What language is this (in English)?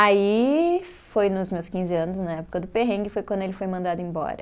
Portuguese